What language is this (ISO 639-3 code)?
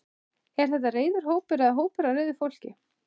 isl